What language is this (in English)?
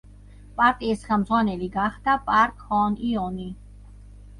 Georgian